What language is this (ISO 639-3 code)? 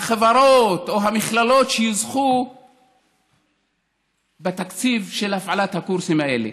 heb